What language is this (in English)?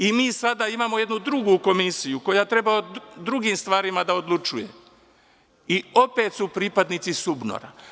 Serbian